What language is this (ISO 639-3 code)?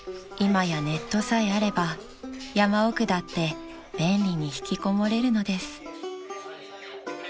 jpn